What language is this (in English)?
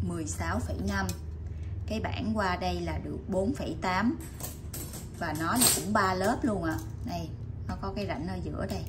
Vietnamese